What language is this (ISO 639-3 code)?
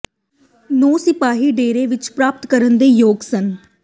pan